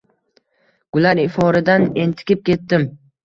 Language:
Uzbek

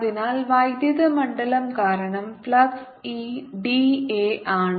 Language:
Malayalam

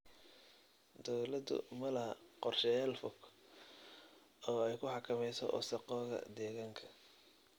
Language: Somali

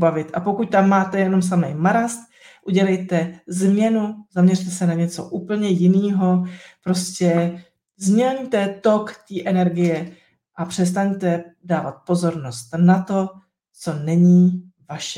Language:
Czech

